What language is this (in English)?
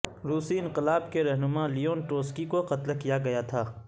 Urdu